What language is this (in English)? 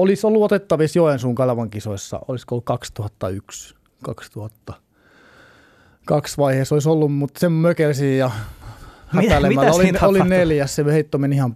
Finnish